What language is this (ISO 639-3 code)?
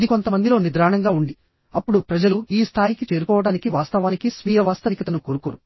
tel